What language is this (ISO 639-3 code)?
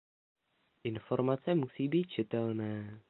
ces